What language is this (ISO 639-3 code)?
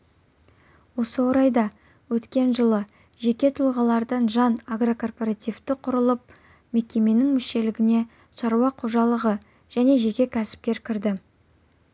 kaz